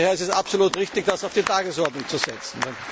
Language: German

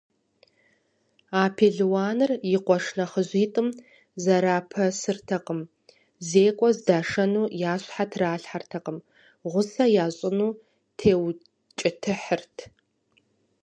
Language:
Kabardian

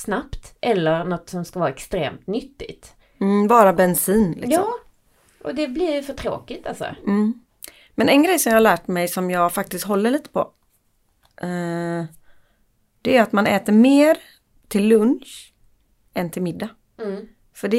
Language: Swedish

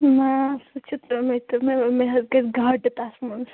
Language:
Kashmiri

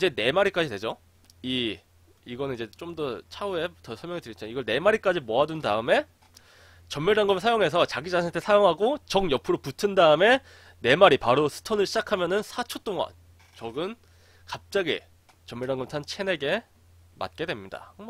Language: Korean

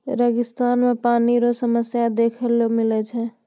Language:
Maithili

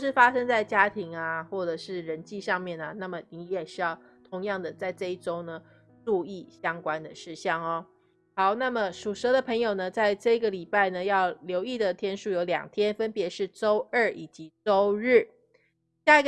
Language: Chinese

